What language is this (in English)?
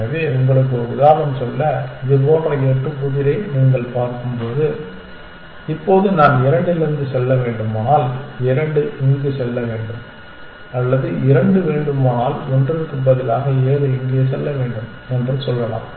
Tamil